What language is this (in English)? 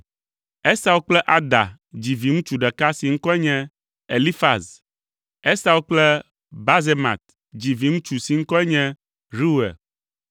Ewe